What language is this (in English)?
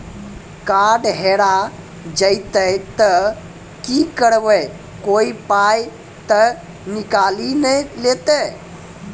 Maithili